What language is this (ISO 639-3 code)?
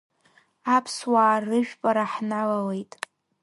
abk